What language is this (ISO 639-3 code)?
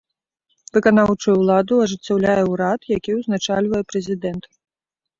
bel